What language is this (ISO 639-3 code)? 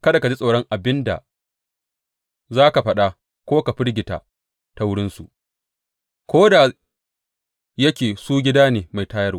hau